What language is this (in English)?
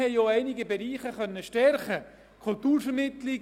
Swiss German